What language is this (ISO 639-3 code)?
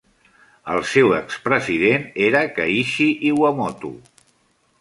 cat